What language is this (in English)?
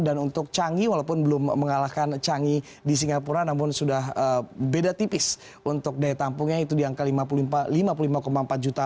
Indonesian